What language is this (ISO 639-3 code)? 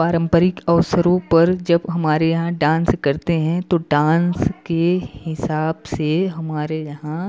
hin